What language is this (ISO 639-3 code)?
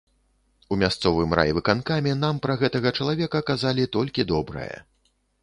bel